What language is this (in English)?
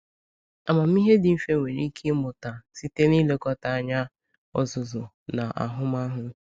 Igbo